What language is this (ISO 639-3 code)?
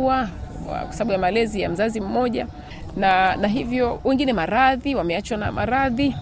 swa